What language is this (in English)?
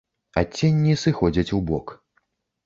Belarusian